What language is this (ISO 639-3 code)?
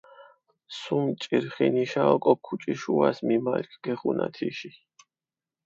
xmf